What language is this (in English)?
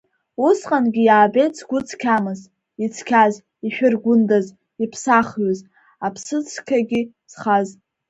Abkhazian